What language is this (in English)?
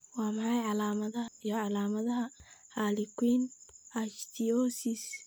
Somali